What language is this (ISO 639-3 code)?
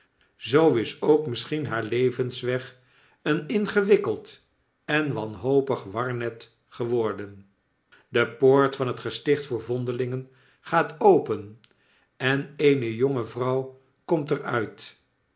nld